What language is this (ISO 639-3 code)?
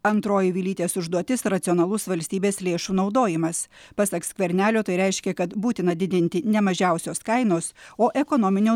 lit